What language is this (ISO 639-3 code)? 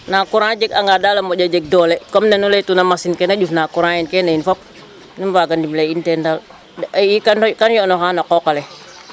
srr